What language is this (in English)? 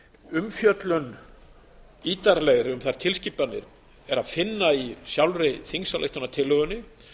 Icelandic